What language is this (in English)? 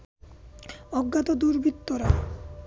Bangla